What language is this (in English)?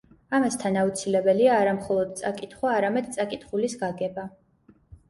Georgian